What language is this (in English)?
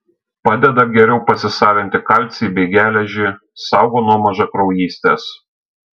Lithuanian